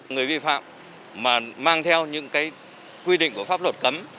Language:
Vietnamese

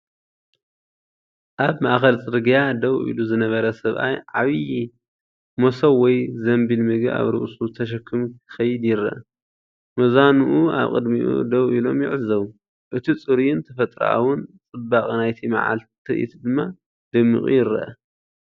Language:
Tigrinya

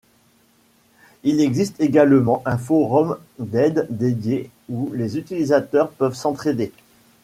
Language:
French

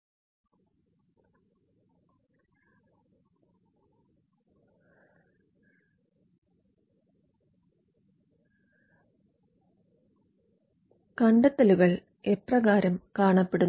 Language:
Malayalam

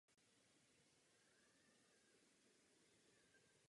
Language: Czech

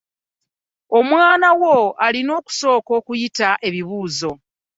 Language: Ganda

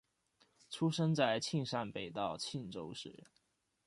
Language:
Chinese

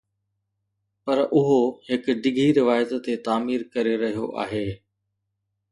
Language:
Sindhi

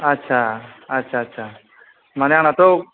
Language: Bodo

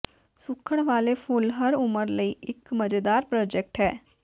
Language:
Punjabi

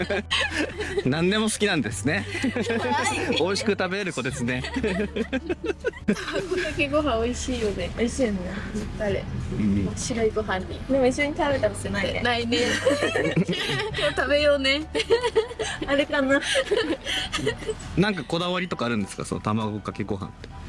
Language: Japanese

